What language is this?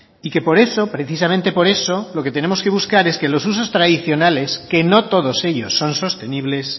Spanish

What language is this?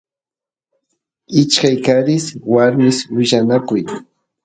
Santiago del Estero Quichua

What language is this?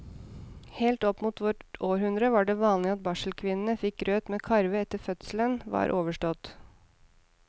Norwegian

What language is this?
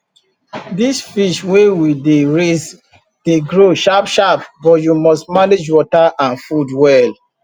Nigerian Pidgin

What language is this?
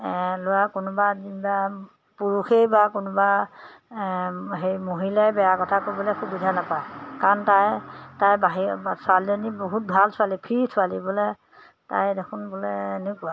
Assamese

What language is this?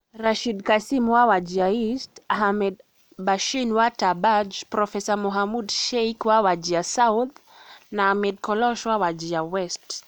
Kikuyu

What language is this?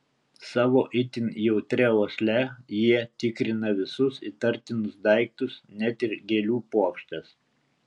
Lithuanian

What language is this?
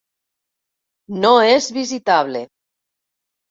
Catalan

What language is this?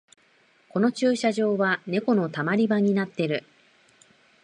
Japanese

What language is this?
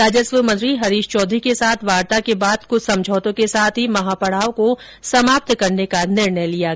Hindi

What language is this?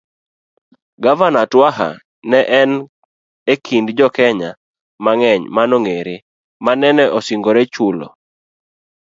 Luo (Kenya and Tanzania)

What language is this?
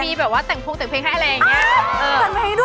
Thai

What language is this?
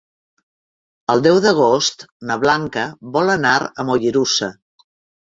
Catalan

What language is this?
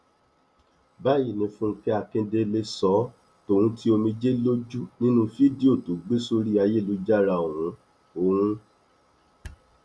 Yoruba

